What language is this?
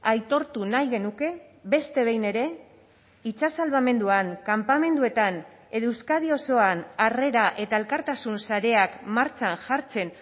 Basque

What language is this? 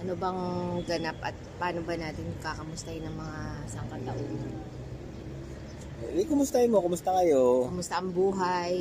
Filipino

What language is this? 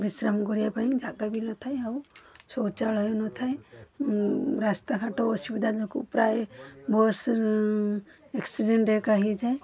Odia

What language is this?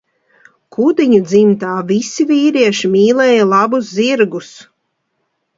Latvian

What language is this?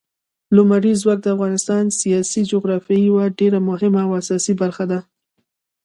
Pashto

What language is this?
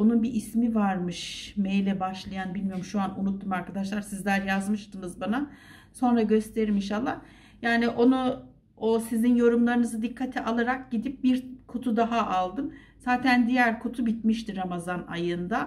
Turkish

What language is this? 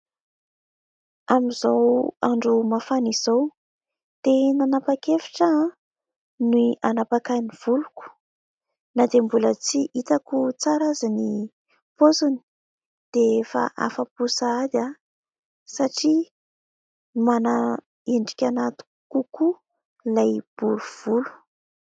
Malagasy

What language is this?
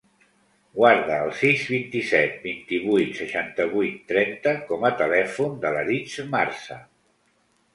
Catalan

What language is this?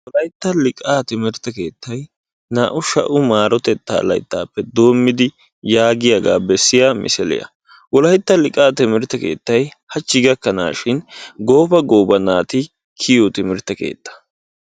Wolaytta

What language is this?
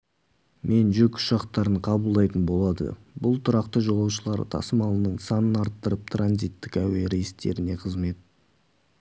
Kazakh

